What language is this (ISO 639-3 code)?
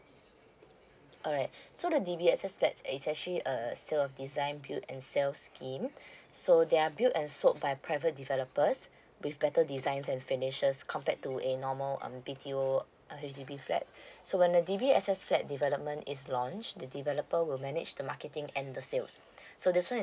eng